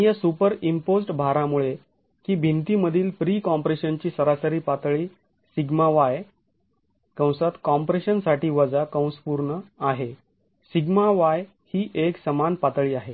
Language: Marathi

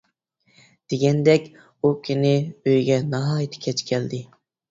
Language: Uyghur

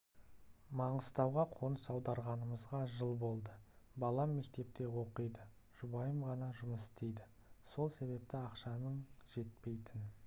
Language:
Kazakh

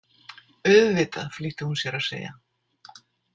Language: Icelandic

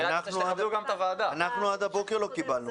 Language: Hebrew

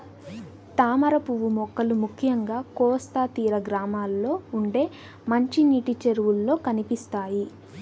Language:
Telugu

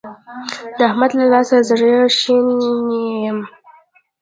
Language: Pashto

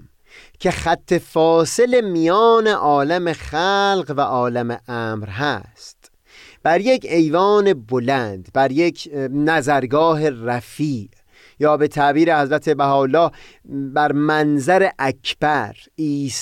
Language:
Persian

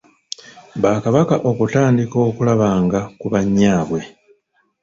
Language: Ganda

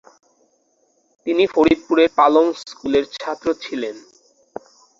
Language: Bangla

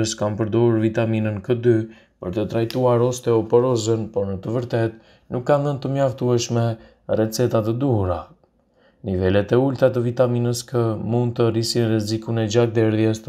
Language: Romanian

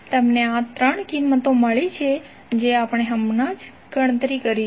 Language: Gujarati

